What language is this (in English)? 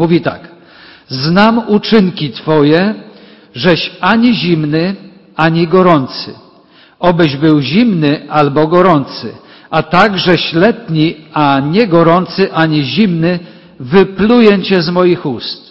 Polish